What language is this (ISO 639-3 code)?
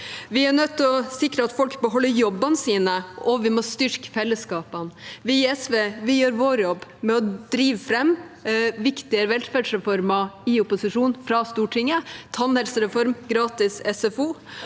nor